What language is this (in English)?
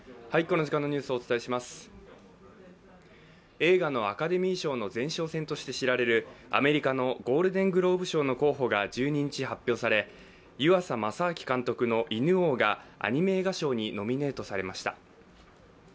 Japanese